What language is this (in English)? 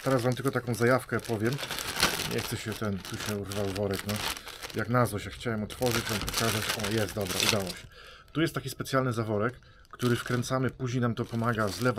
Polish